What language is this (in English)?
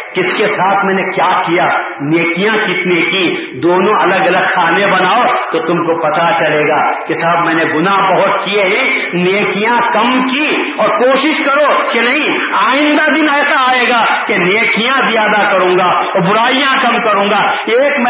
Urdu